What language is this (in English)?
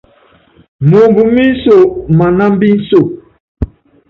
Yangben